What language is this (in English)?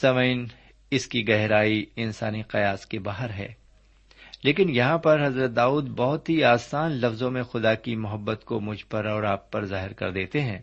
Urdu